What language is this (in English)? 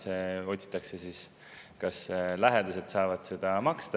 Estonian